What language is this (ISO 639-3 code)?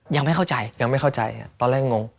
tha